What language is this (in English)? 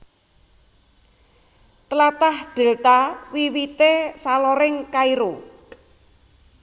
Javanese